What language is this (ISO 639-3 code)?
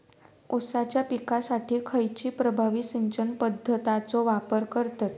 mar